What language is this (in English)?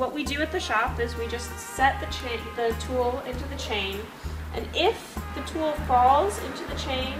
English